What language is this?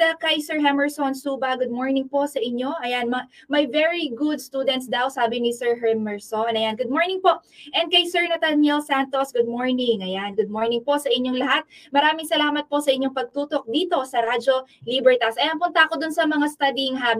Filipino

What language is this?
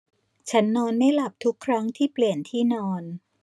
Thai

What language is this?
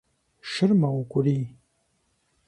Kabardian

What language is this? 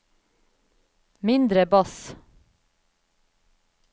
Norwegian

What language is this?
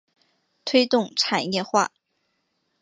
Chinese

